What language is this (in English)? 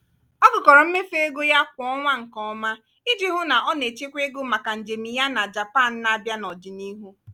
Igbo